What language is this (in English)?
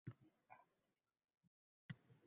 Uzbek